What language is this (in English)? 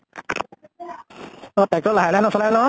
Assamese